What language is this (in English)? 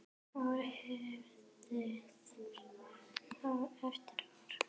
Icelandic